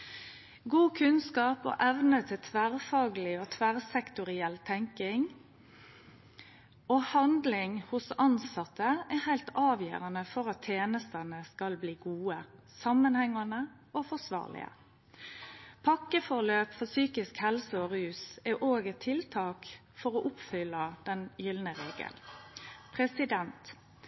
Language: Norwegian Nynorsk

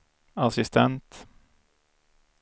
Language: Swedish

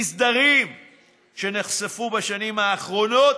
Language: Hebrew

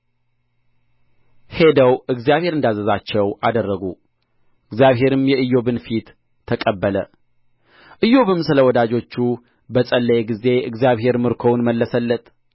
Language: Amharic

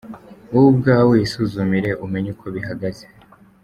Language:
Kinyarwanda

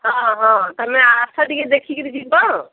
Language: Odia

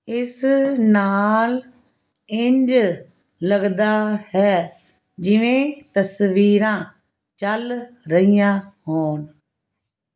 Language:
Punjabi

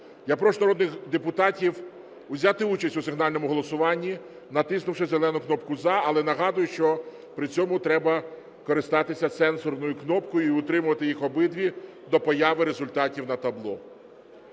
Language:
Ukrainian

